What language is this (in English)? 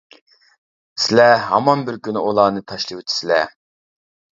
Uyghur